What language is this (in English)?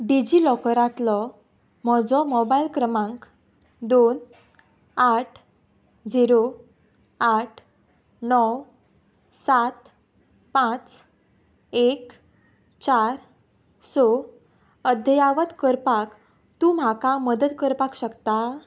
Konkani